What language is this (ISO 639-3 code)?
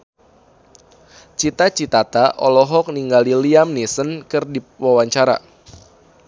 sun